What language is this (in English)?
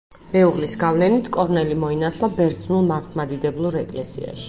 Georgian